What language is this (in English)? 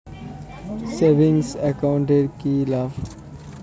Bangla